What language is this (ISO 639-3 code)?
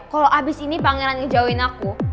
ind